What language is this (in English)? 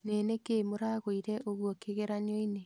Kikuyu